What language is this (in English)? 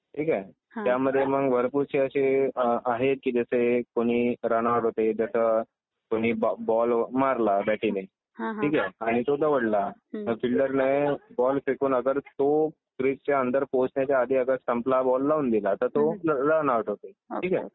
Marathi